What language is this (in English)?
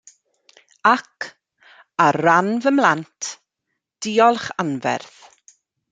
Welsh